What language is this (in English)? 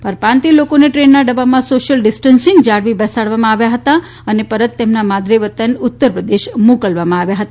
Gujarati